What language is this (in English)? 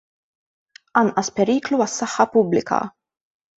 Maltese